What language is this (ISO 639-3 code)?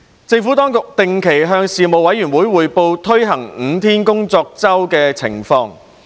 yue